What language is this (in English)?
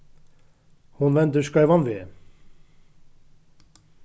Faroese